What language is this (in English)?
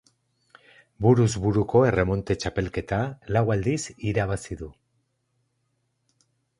Basque